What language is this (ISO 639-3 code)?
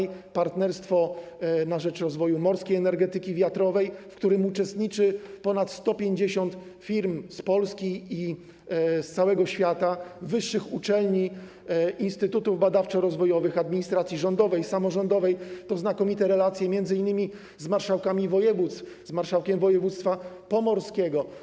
pol